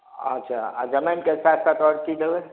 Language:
Maithili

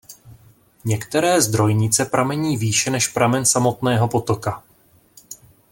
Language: Czech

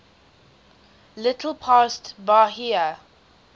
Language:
English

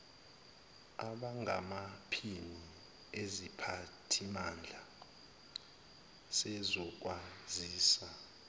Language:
Zulu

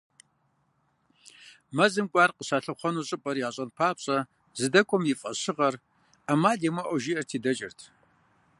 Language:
Kabardian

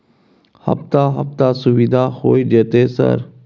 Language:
Maithili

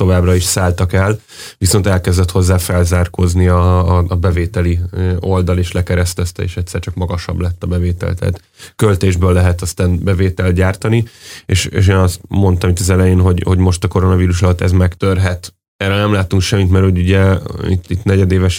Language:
Hungarian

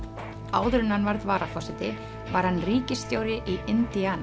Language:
Icelandic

